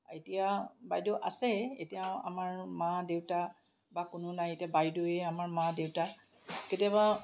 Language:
Assamese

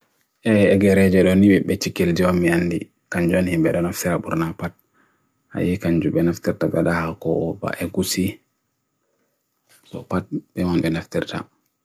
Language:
Bagirmi Fulfulde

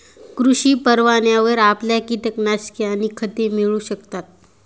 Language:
Marathi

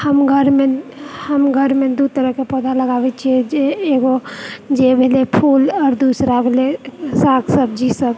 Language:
Maithili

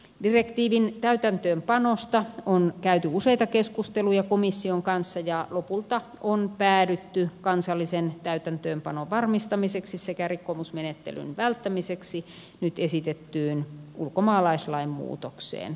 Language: Finnish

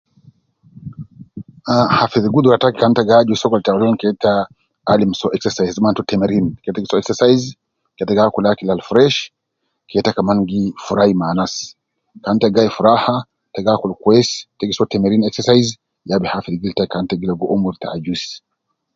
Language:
Nubi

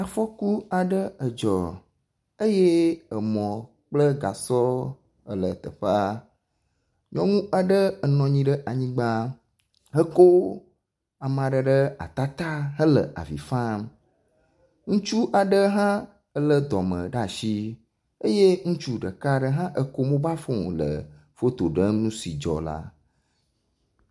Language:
Ewe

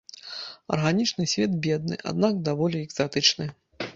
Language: Belarusian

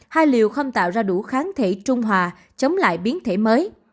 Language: Vietnamese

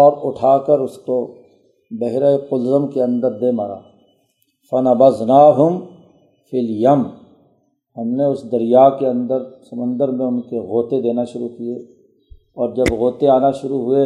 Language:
Urdu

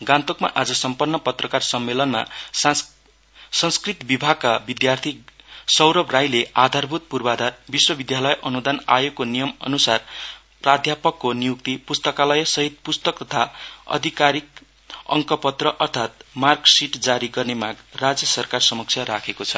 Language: Nepali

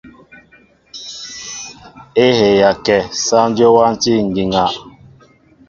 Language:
Mbo (Cameroon)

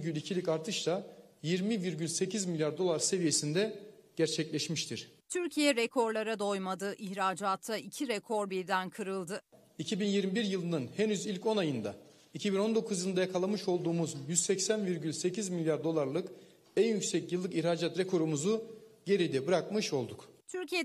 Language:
Turkish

